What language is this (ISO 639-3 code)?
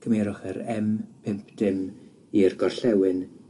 cym